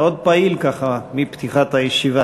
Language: Hebrew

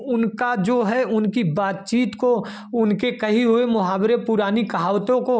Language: Hindi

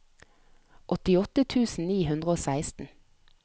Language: Norwegian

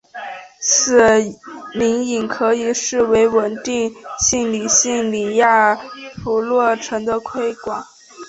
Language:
Chinese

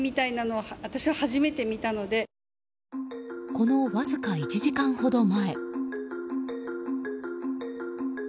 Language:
Japanese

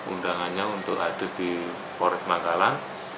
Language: Indonesian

